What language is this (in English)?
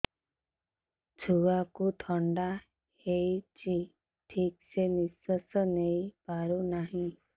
Odia